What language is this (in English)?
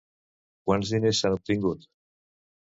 Catalan